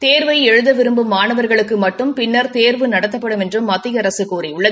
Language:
Tamil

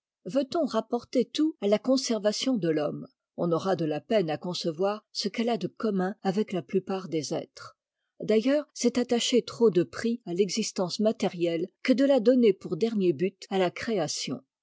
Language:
French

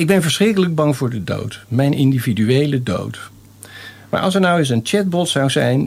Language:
Dutch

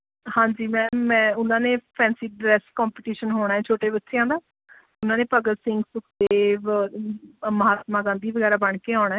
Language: Punjabi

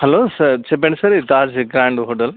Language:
Telugu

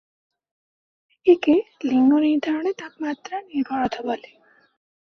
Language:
Bangla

